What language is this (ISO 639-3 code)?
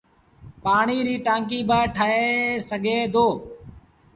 sbn